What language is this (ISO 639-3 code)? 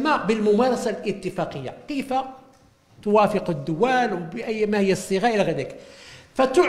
ara